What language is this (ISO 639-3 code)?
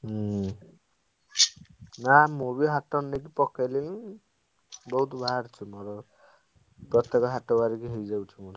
ori